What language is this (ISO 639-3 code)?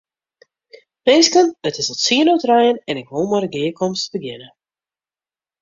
fry